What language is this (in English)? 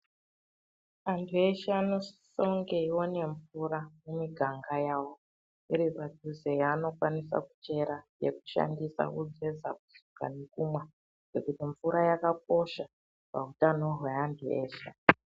Ndau